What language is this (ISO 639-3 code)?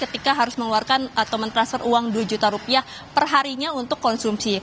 ind